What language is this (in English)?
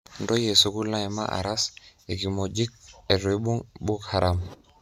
Masai